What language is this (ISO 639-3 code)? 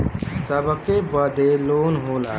bho